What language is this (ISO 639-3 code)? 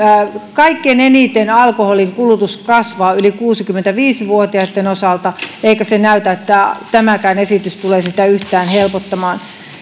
fin